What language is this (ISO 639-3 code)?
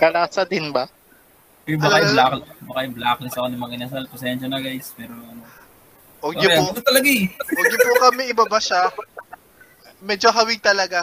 fil